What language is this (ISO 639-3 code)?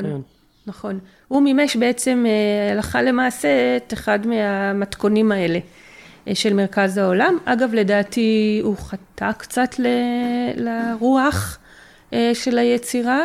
heb